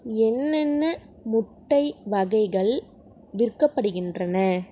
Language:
Tamil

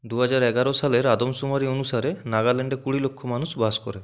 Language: Bangla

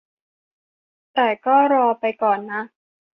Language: Thai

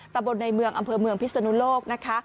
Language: Thai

